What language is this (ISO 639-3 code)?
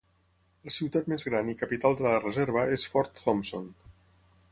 cat